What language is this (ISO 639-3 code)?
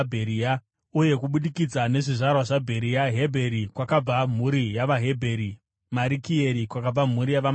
sna